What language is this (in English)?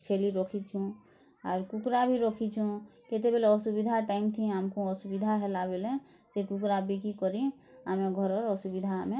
Odia